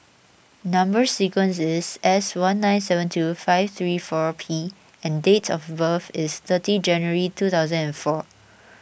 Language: English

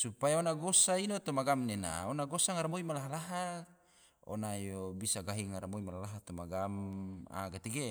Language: Tidore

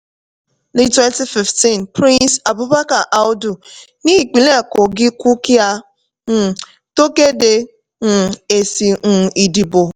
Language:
Yoruba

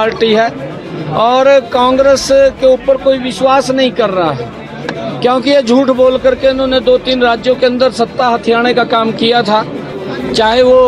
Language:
Hindi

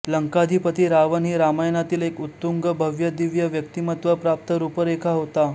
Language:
Marathi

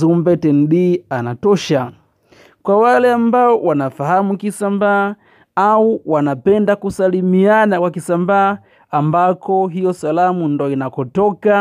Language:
Swahili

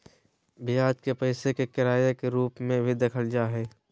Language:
Magahi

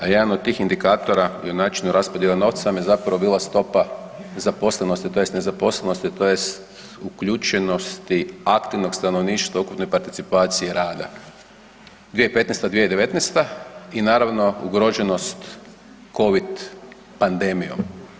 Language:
Croatian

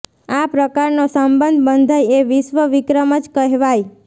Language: Gujarati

